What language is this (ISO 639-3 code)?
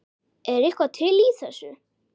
isl